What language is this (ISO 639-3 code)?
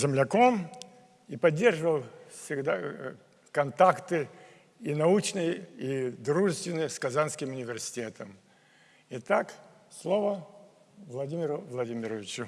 rus